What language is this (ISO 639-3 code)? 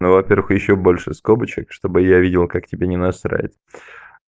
rus